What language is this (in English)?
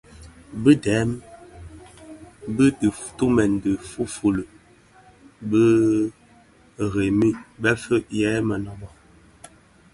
Bafia